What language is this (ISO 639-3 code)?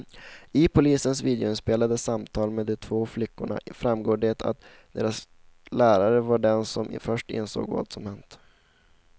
swe